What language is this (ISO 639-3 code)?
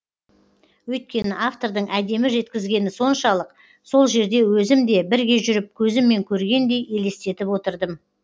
kaz